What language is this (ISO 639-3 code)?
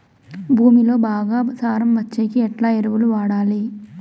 tel